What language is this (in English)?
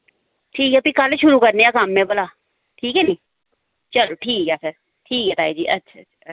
Dogri